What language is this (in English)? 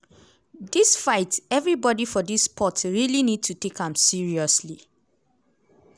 Nigerian Pidgin